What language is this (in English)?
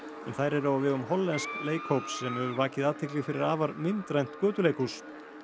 Icelandic